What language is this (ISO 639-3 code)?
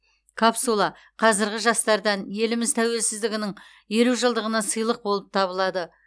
kaz